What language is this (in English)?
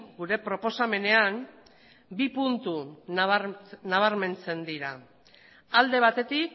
Basque